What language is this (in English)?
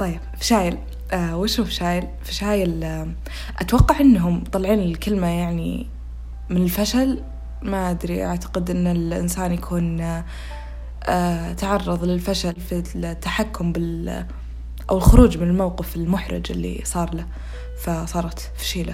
Arabic